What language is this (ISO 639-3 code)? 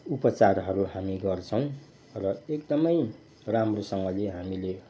nep